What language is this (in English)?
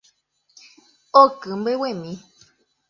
Guarani